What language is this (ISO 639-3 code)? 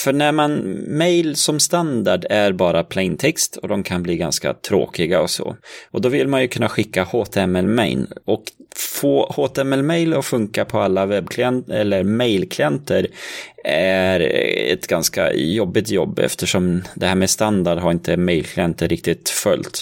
swe